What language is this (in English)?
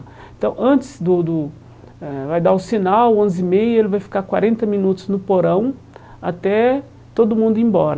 Portuguese